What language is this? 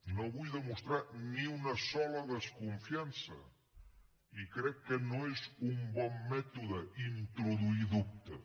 Catalan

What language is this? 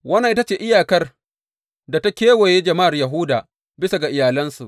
Hausa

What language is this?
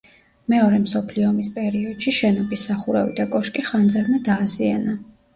Georgian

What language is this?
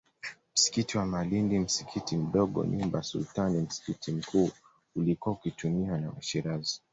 Swahili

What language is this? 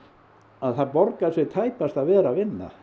Icelandic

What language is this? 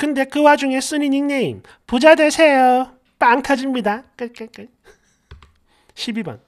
Korean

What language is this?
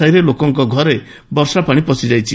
Odia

